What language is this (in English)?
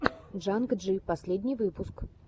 Russian